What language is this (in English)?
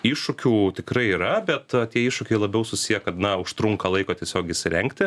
Lithuanian